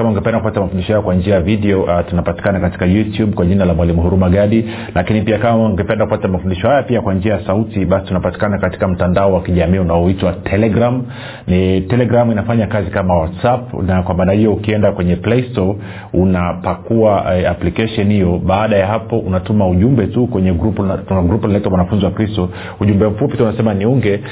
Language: Swahili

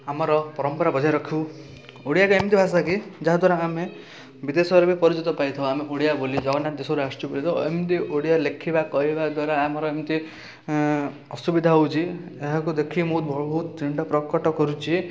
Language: Odia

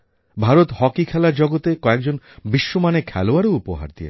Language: Bangla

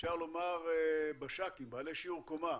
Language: Hebrew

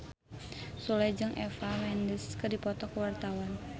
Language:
Sundanese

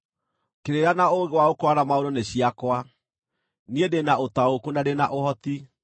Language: Kikuyu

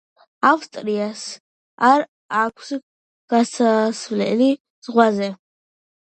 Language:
Georgian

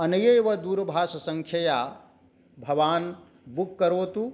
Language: Sanskrit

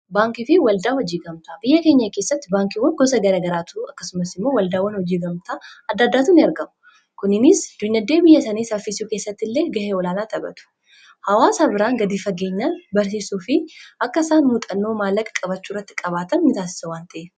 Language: Oromo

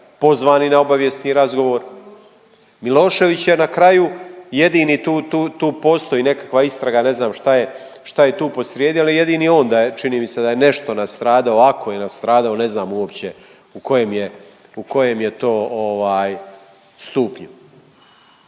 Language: Croatian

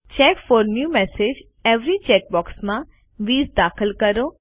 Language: Gujarati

